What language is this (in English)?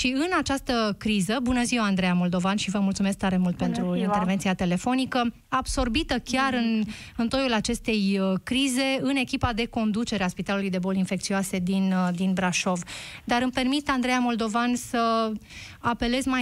Romanian